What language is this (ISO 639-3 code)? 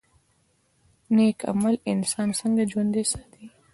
pus